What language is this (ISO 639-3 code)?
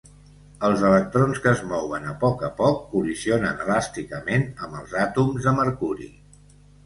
cat